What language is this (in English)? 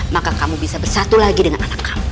Indonesian